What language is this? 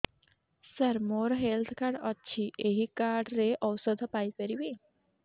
Odia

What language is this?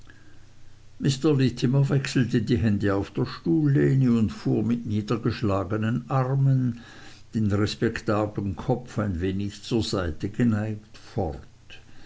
German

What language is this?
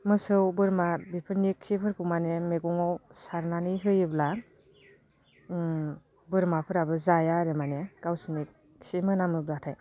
Bodo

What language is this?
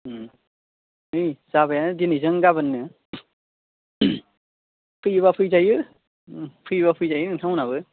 Bodo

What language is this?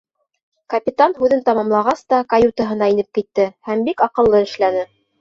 Bashkir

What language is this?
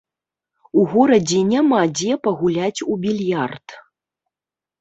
Belarusian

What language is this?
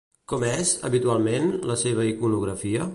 Catalan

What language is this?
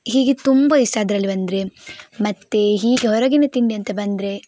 Kannada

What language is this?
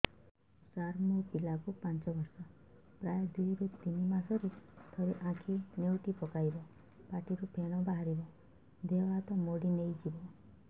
Odia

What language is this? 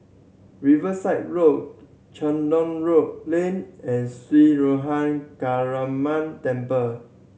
English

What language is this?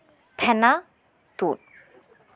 Santali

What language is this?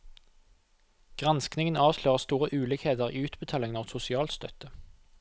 Norwegian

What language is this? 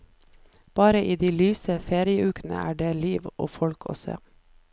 Norwegian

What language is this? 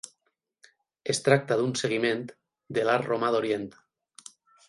Catalan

